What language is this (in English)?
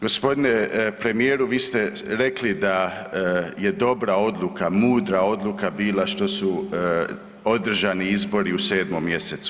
Croatian